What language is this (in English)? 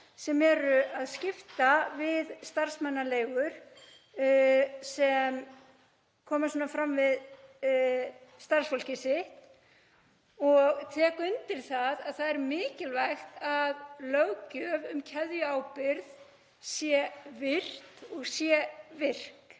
Icelandic